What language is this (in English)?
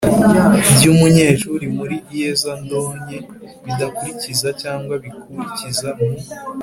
Kinyarwanda